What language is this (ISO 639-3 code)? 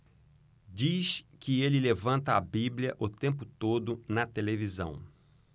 por